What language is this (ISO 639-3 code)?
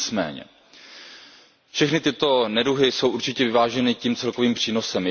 ces